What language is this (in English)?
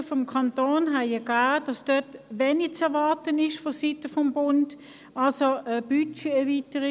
Swiss German